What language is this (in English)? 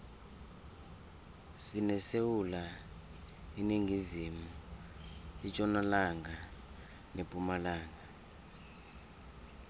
South Ndebele